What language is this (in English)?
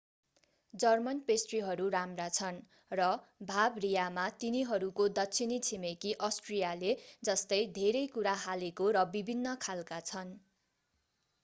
Nepali